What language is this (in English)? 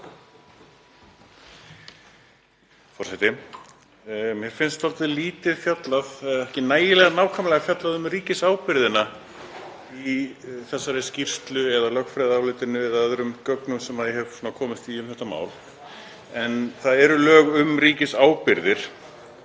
Icelandic